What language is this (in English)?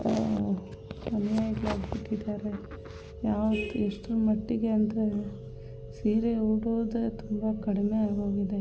Kannada